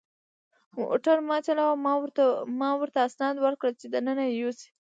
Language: Pashto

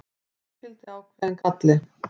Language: Icelandic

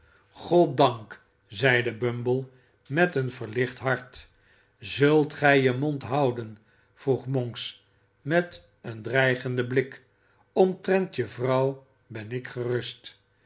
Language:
Dutch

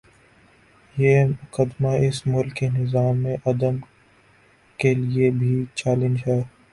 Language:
Urdu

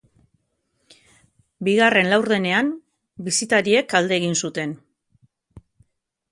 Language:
Basque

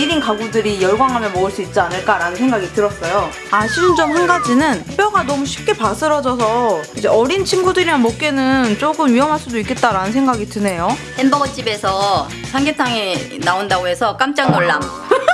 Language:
Korean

